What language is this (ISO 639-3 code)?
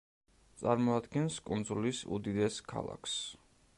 kat